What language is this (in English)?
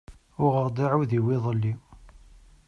Kabyle